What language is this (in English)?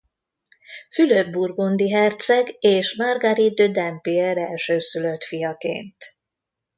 Hungarian